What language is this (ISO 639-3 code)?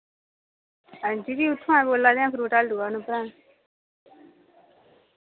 doi